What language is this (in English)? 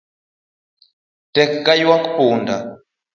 Luo (Kenya and Tanzania)